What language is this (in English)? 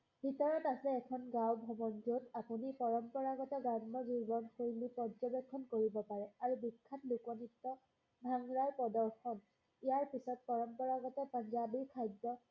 Assamese